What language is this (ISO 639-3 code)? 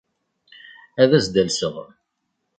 kab